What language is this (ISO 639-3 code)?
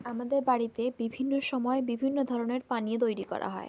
ben